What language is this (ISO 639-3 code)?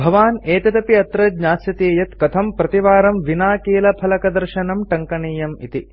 san